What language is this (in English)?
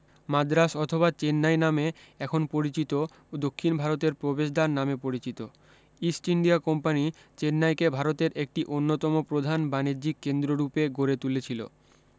Bangla